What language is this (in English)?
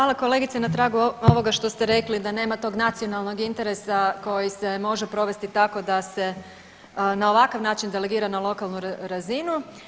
Croatian